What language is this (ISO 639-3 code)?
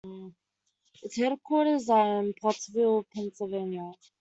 eng